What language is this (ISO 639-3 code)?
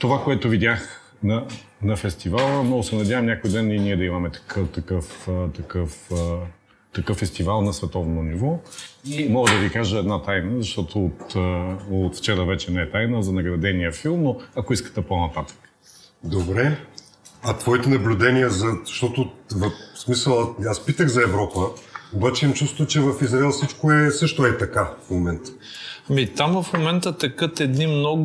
bul